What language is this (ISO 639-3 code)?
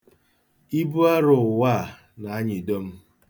ibo